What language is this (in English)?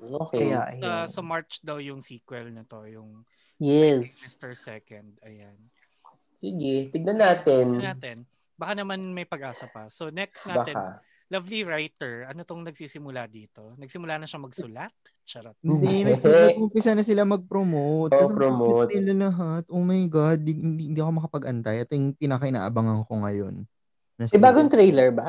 Filipino